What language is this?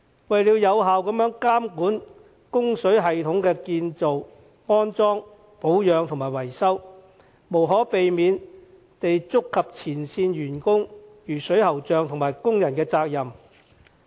Cantonese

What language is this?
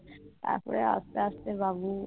Bangla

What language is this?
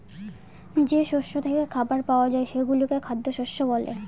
Bangla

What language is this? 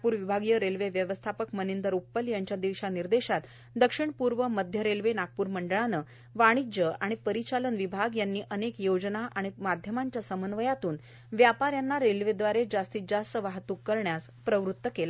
Marathi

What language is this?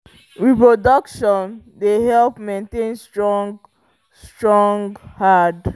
Nigerian Pidgin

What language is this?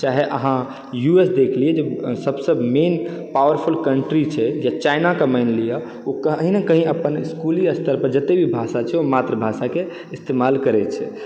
Maithili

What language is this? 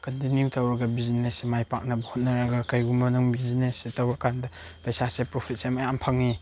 Manipuri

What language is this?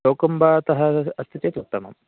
Sanskrit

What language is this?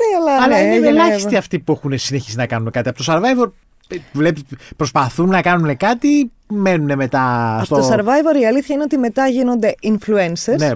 Greek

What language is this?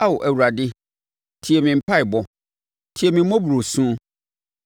Akan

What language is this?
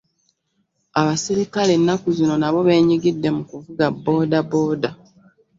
Ganda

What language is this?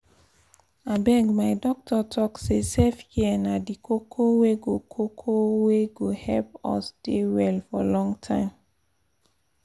Nigerian Pidgin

